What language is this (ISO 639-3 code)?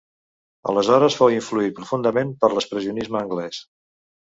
cat